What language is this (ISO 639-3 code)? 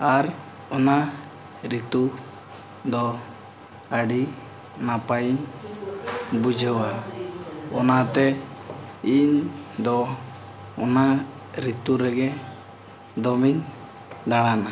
sat